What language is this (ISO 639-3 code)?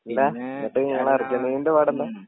mal